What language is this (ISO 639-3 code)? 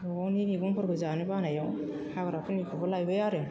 brx